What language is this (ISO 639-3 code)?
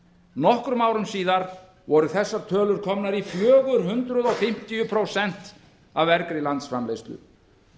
isl